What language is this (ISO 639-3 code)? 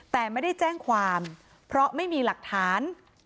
tha